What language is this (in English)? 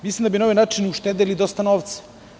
Serbian